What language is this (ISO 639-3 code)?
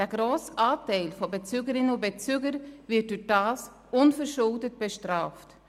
gsw